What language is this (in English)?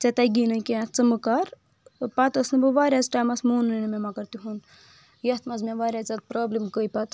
Kashmiri